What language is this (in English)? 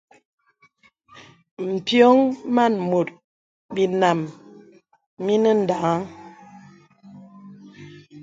Bebele